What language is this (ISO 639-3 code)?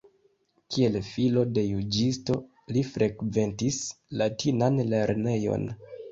epo